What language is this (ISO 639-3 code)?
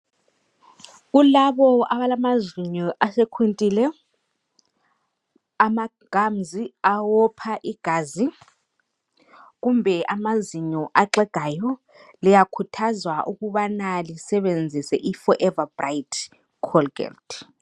nde